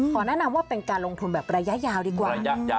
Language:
Thai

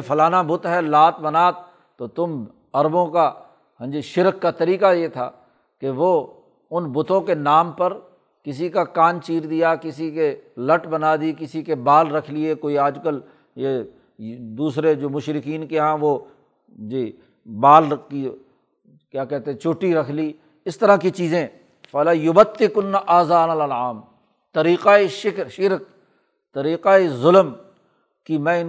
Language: Urdu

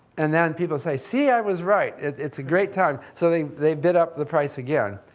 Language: English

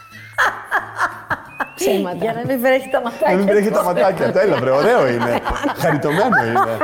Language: Greek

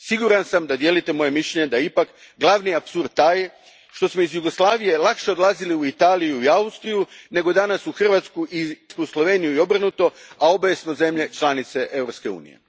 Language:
Croatian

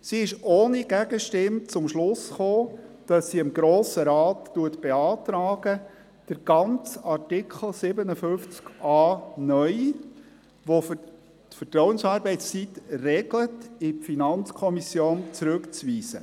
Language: Swiss German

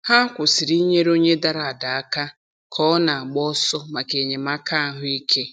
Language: Igbo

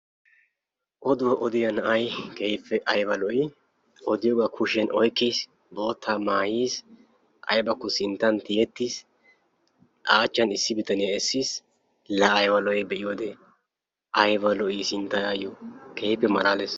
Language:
Wolaytta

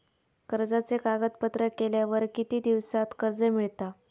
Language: Marathi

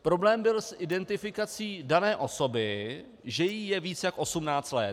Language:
Czech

